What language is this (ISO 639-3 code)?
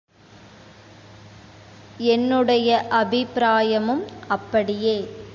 tam